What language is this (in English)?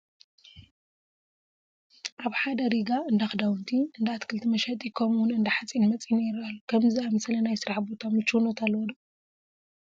Tigrinya